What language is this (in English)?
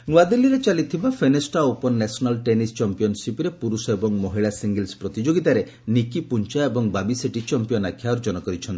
Odia